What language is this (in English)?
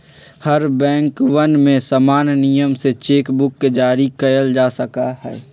Magahi